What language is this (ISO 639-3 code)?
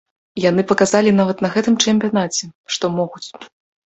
bel